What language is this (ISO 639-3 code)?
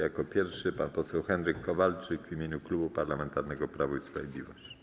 pol